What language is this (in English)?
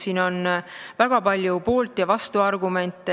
Estonian